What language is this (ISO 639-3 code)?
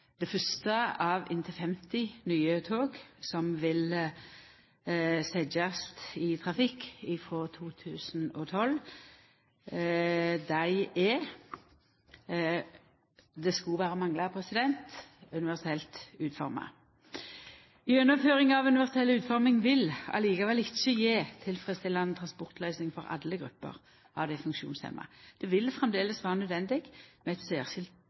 nno